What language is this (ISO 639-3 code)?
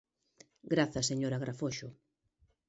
glg